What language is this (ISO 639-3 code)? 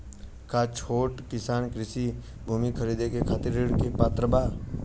bho